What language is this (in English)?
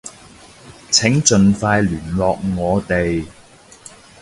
Cantonese